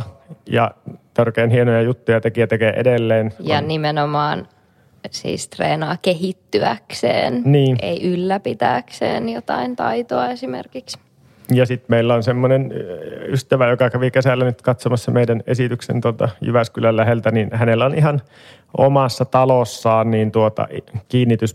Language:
Finnish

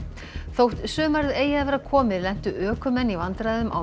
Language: Icelandic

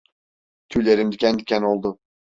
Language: Turkish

